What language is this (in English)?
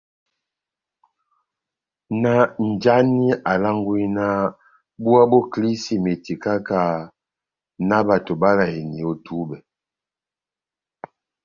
Batanga